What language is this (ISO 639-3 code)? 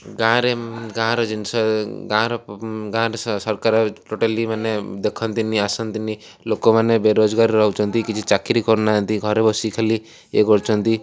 ori